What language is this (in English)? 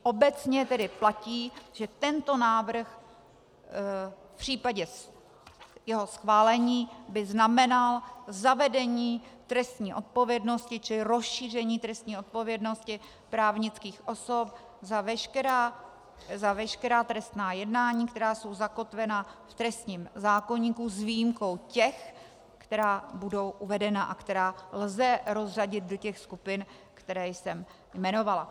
Czech